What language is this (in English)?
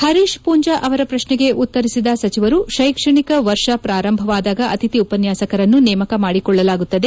Kannada